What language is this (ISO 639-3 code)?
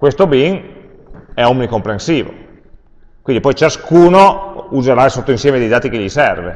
ita